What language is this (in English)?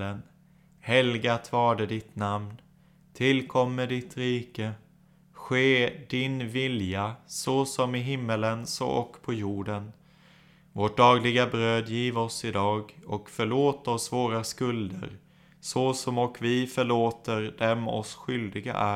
Swedish